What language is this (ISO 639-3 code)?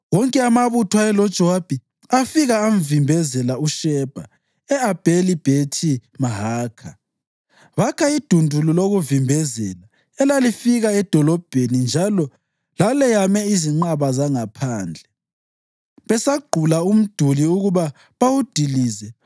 nde